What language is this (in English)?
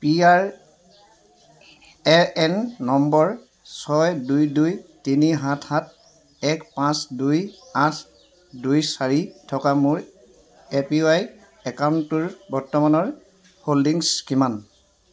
Assamese